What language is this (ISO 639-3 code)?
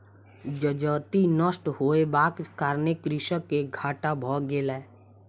mai